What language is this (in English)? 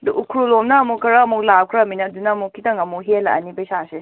Manipuri